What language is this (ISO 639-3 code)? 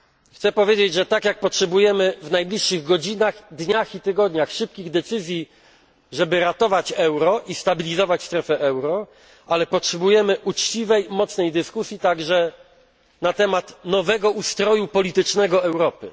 pol